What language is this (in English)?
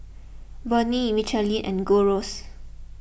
English